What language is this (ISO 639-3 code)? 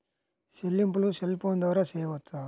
tel